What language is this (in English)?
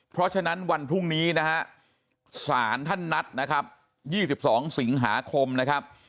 Thai